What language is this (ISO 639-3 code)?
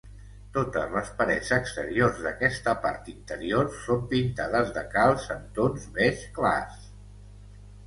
cat